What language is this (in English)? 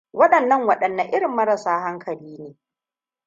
Hausa